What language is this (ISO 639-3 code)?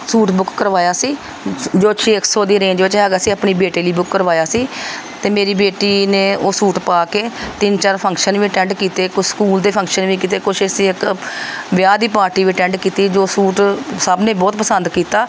pan